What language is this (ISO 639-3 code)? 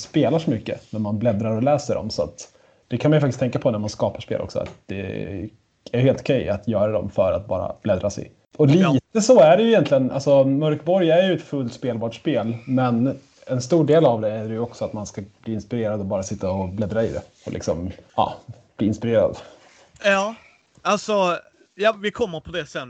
swe